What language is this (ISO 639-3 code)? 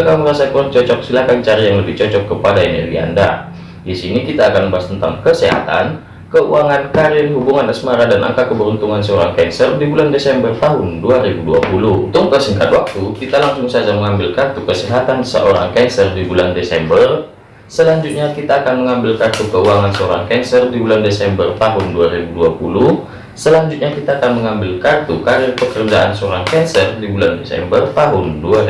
ind